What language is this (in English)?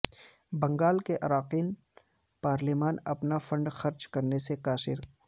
Urdu